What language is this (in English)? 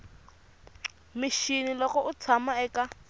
Tsonga